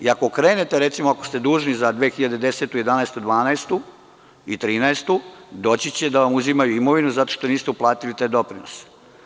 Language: Serbian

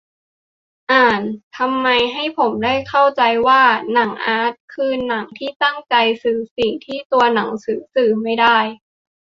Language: Thai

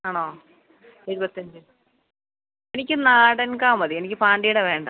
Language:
Malayalam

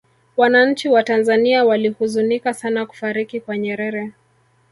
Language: Swahili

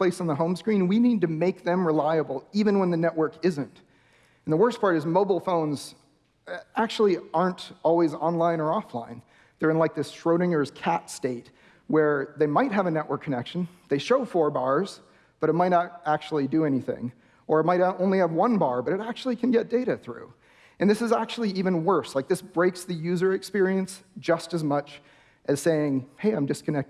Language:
English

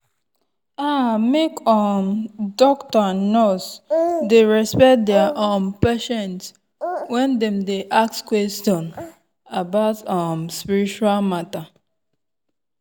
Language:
Nigerian Pidgin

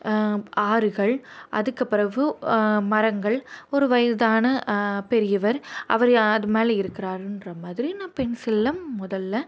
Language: Tamil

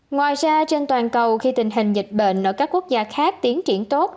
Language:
Vietnamese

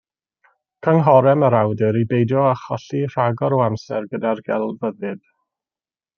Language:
Welsh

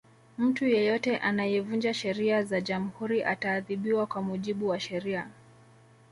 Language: Swahili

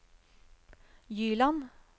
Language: Norwegian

